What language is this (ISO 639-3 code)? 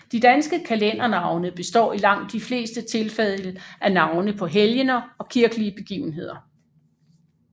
dan